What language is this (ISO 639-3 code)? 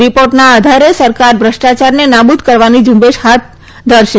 guj